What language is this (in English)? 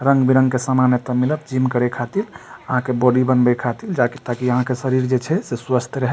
Maithili